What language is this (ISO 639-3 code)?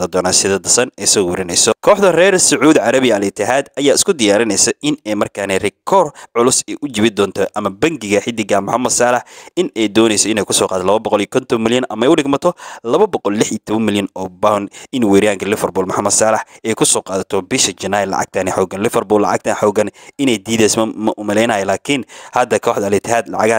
ara